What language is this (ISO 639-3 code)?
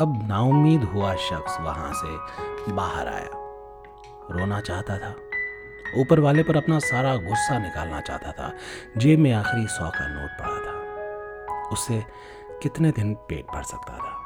hin